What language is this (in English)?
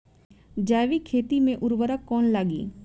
Bhojpuri